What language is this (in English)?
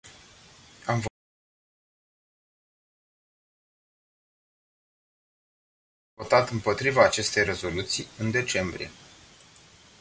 Romanian